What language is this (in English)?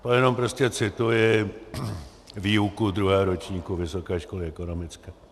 Czech